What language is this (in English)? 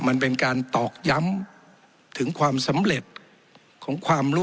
Thai